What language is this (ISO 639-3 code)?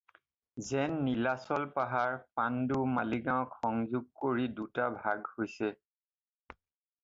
asm